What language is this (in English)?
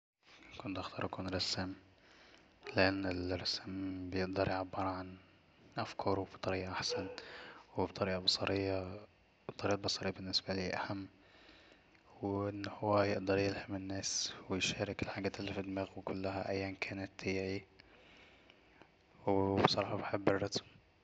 Egyptian Arabic